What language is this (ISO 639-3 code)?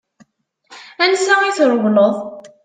kab